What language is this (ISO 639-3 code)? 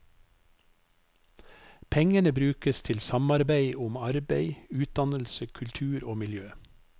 nor